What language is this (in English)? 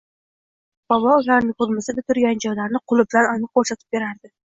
Uzbek